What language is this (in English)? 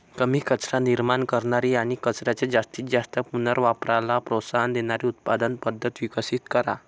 Marathi